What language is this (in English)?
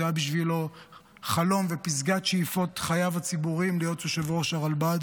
Hebrew